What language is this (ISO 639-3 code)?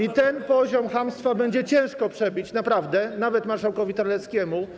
pol